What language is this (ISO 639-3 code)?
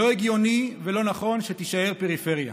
heb